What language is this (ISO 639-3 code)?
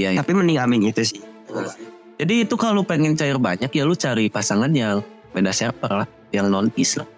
ind